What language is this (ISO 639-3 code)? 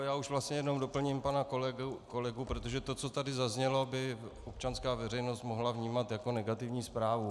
ces